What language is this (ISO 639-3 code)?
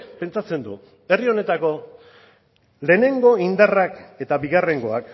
eus